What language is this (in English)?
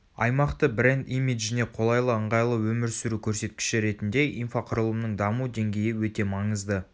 Kazakh